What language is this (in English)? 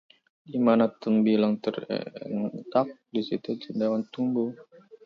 Indonesian